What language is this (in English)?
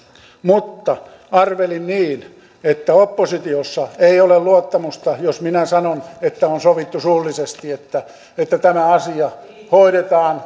Finnish